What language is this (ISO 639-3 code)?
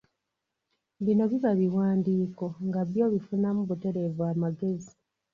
lug